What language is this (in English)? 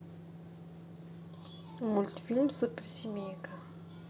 Russian